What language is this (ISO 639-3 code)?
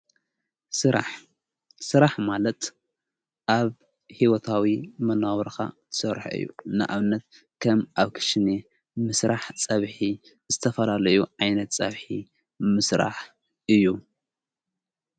tir